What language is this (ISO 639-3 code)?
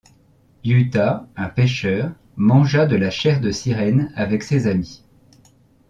fra